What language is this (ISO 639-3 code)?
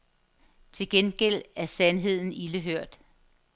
dan